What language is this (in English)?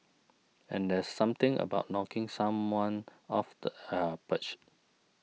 English